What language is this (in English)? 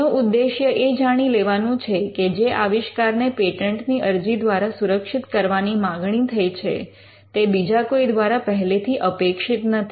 Gujarati